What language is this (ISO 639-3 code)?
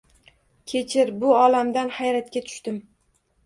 uzb